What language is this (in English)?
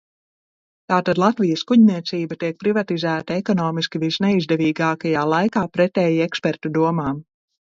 Latvian